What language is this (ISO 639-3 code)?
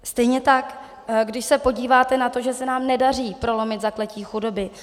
ces